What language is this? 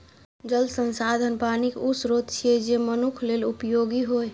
Maithili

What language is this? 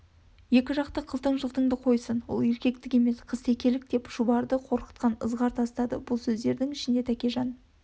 Kazakh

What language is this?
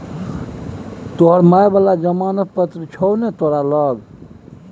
Maithili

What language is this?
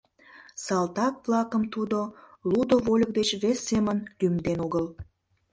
Mari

